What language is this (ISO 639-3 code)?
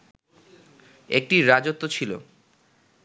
ben